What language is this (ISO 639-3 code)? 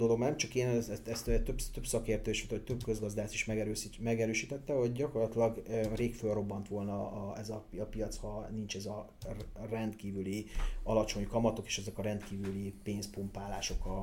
hun